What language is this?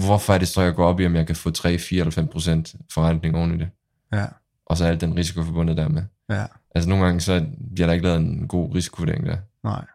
Danish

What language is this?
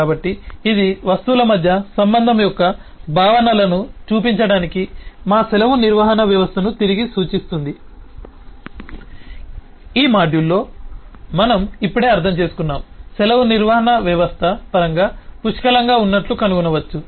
Telugu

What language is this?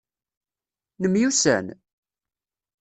Kabyle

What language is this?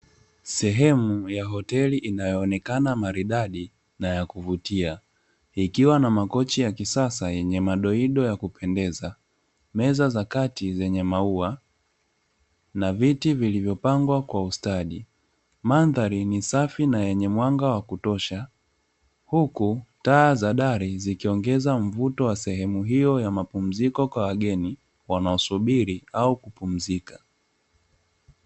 Swahili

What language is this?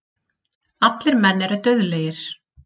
Icelandic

